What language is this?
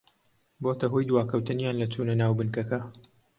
Central Kurdish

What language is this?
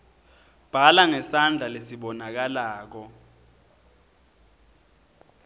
Swati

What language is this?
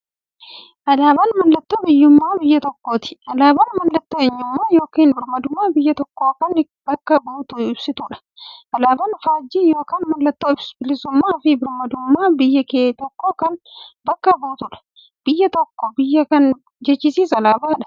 Oromo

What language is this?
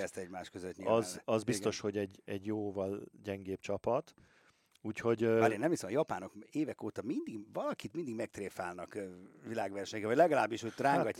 Hungarian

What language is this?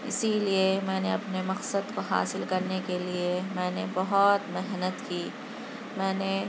Urdu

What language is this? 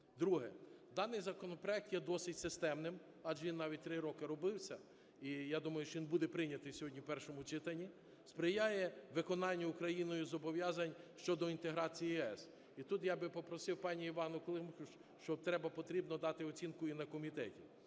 Ukrainian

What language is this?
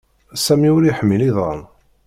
Kabyle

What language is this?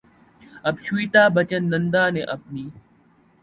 Urdu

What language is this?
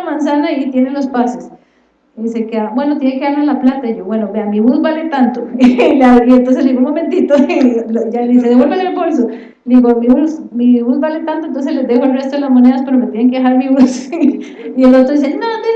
Spanish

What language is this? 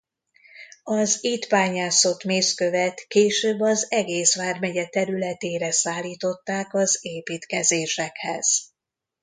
Hungarian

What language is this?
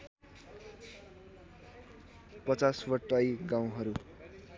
Nepali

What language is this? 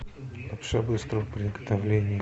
Russian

